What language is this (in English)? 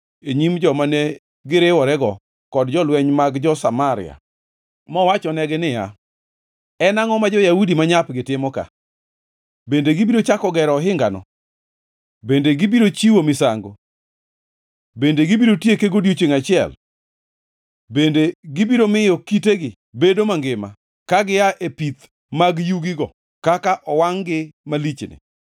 Luo (Kenya and Tanzania)